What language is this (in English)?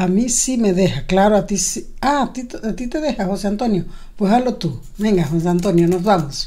Spanish